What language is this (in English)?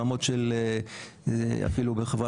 Hebrew